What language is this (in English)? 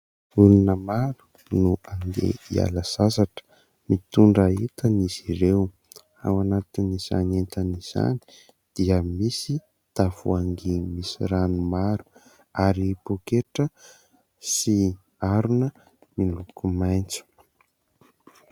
Malagasy